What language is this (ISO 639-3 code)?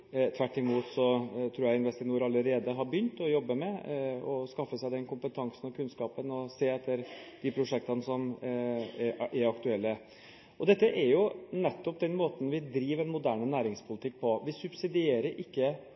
nob